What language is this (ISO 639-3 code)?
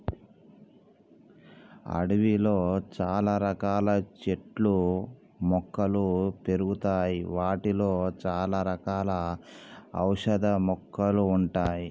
tel